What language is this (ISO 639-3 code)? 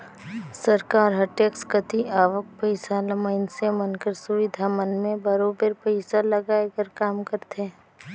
hne